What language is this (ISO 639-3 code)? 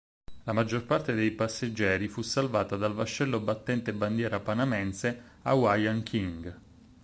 ita